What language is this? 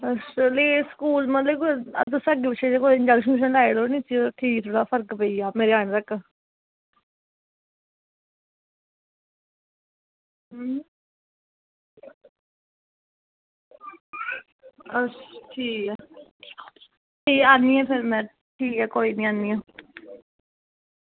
Dogri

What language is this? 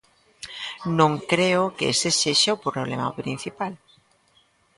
Galician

